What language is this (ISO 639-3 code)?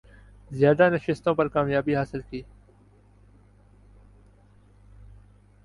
urd